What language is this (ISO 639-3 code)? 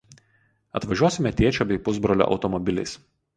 lit